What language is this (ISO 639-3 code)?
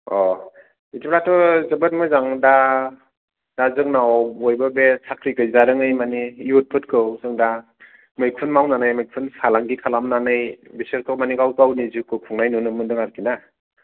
brx